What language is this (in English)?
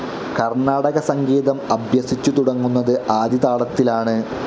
Malayalam